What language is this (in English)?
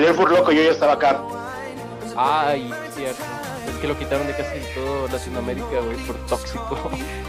Spanish